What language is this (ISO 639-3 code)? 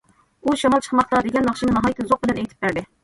uig